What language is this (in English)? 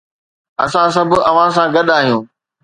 Sindhi